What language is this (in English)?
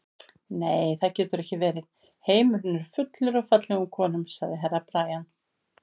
Icelandic